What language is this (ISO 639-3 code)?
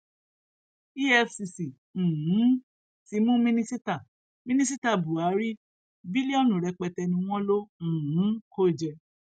yor